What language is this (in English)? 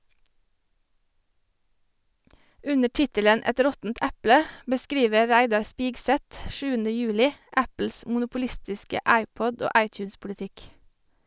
Norwegian